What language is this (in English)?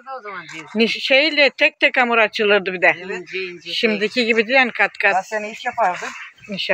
Turkish